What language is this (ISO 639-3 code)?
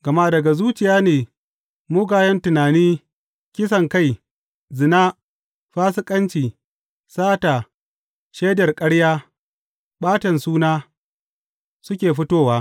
hau